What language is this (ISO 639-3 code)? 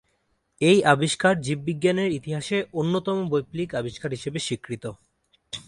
ben